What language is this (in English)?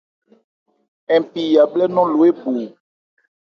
Ebrié